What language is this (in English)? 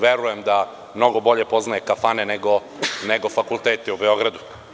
Serbian